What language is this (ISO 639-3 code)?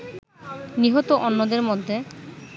ben